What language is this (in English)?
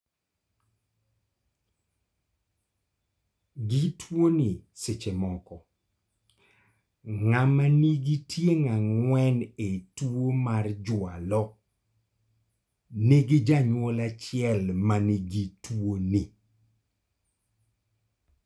Luo (Kenya and Tanzania)